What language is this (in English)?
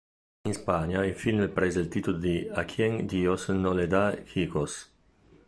Italian